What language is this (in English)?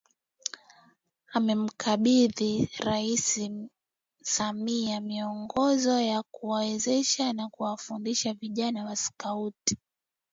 Swahili